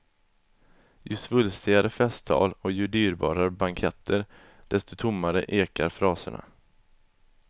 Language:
Swedish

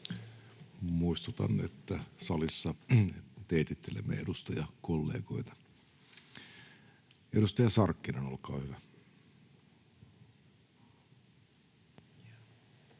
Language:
Finnish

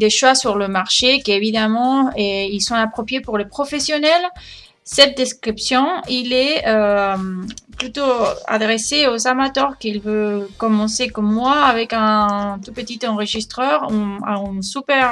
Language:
French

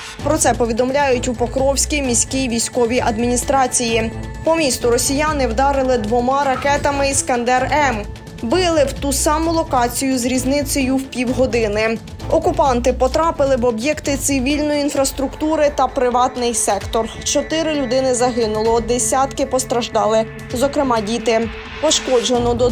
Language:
Ukrainian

